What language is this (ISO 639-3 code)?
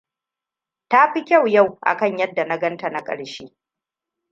hau